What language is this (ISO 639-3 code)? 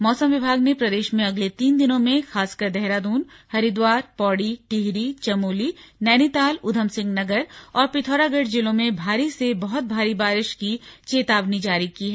hin